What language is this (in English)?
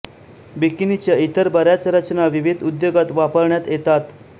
Marathi